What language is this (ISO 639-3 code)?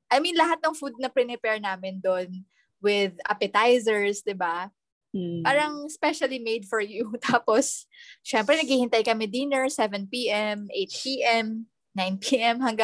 fil